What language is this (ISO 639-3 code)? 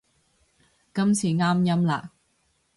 yue